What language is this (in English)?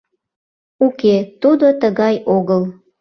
Mari